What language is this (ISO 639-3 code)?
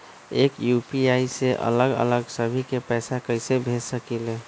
mag